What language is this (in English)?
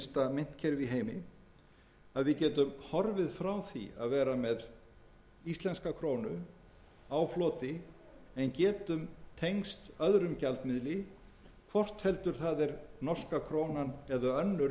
Icelandic